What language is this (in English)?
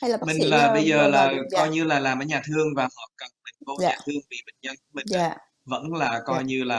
Vietnamese